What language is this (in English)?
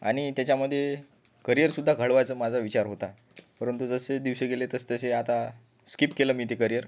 Marathi